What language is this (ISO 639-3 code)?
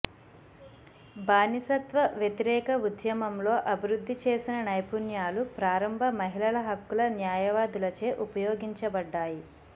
tel